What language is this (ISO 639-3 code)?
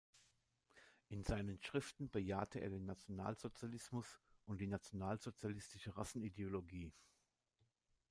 deu